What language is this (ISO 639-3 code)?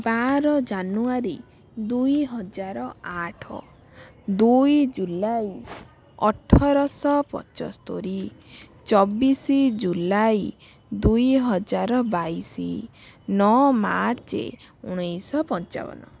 ori